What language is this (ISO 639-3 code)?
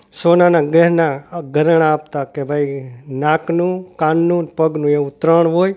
guj